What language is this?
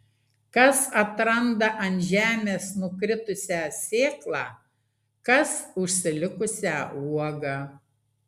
Lithuanian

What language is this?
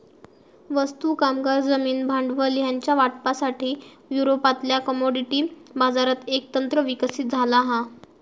Marathi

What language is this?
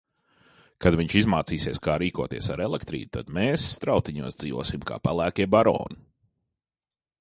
Latvian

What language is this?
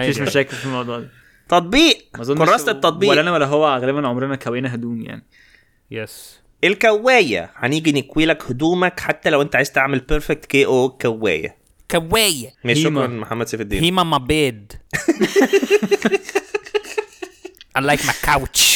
Arabic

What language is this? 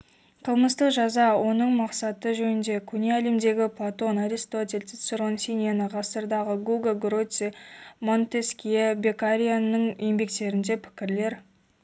Kazakh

